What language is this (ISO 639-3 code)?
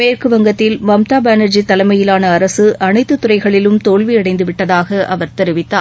tam